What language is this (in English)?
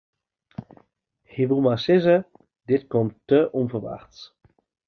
Western Frisian